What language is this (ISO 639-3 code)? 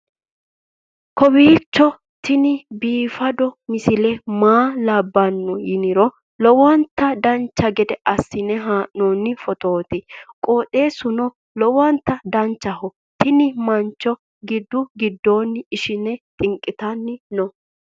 sid